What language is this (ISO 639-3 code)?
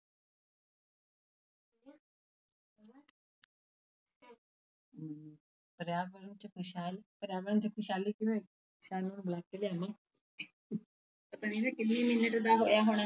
pan